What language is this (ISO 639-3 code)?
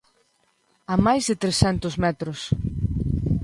glg